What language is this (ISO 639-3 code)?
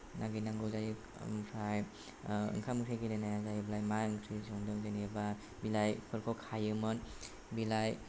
brx